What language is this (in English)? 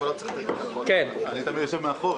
Hebrew